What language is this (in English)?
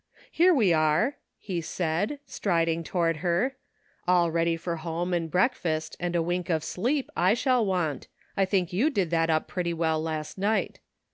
English